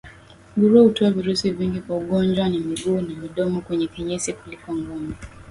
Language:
Swahili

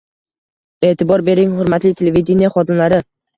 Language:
Uzbek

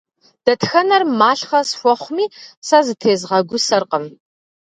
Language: Kabardian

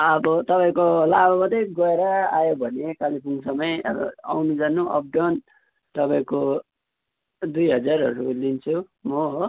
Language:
Nepali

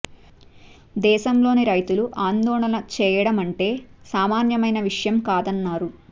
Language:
Telugu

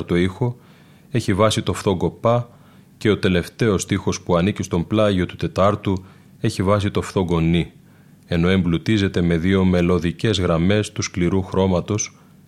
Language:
Greek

